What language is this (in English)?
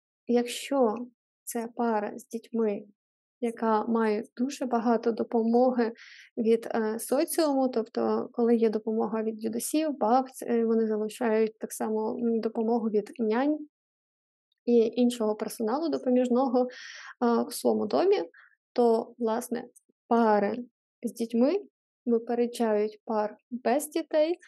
Ukrainian